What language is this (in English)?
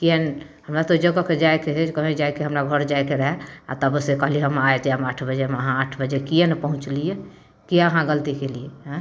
Maithili